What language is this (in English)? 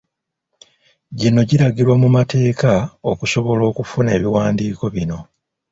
Ganda